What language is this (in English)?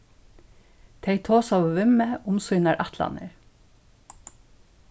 Faroese